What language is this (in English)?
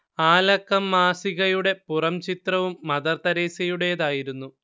Malayalam